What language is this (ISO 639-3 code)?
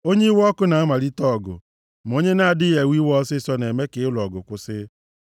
ibo